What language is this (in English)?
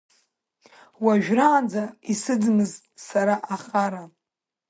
Abkhazian